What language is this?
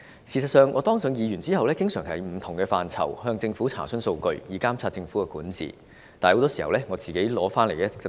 Cantonese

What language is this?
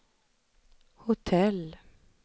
Swedish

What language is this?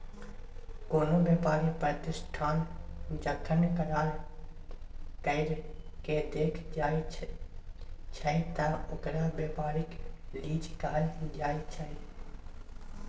Maithili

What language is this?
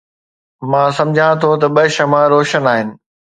Sindhi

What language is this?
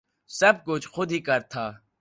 Urdu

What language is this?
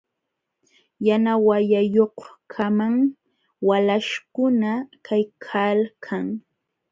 Jauja Wanca Quechua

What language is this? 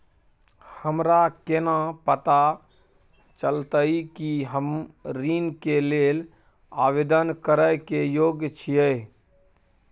Maithili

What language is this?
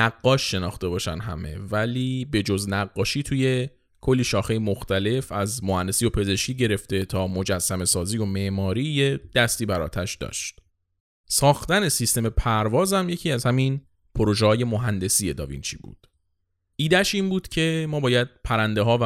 Persian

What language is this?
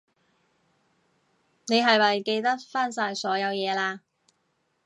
Cantonese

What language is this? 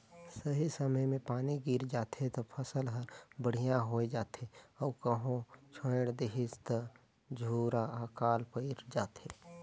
Chhattisgarhi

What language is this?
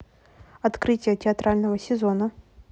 Russian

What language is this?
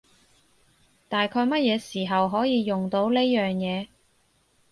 Cantonese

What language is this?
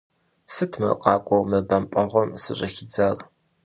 Kabardian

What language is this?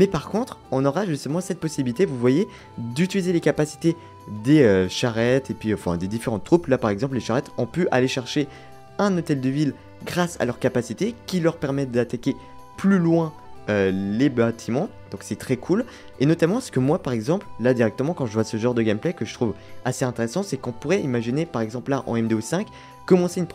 French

